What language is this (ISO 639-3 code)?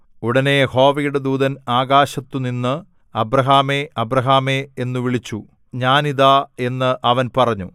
mal